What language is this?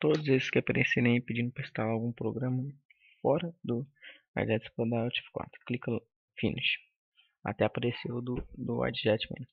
Portuguese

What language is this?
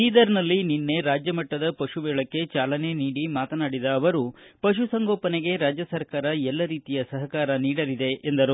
Kannada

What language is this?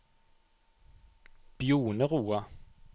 Norwegian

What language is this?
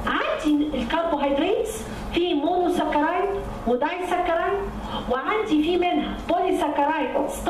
Arabic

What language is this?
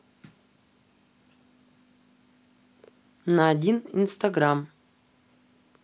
Russian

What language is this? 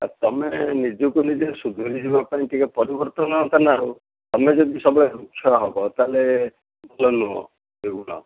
Odia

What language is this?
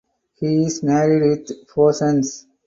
English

